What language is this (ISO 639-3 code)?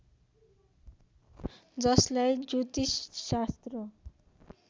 nep